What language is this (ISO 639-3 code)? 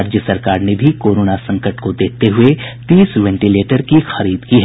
hin